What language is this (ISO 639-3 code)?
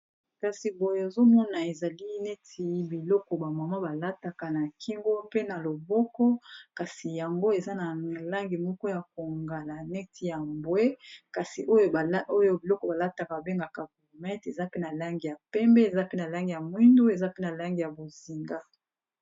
lin